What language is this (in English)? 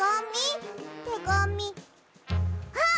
Japanese